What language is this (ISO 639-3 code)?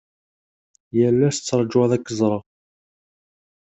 kab